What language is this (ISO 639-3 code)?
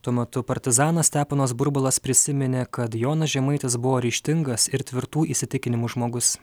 lit